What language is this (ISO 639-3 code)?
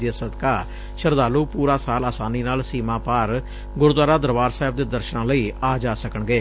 pan